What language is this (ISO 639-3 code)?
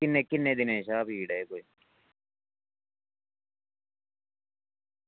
doi